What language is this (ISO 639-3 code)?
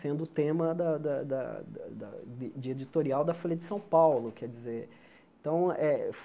por